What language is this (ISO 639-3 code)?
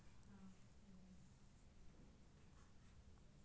mai